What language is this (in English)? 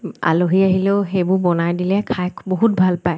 Assamese